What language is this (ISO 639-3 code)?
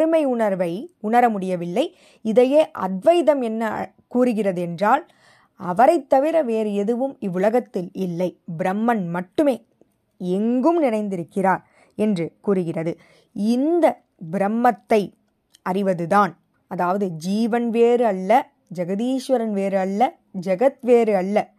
tam